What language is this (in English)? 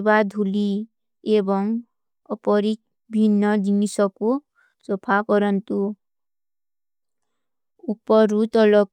Kui (India)